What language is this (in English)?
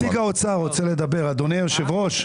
Hebrew